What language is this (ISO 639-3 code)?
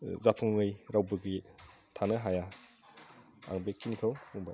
brx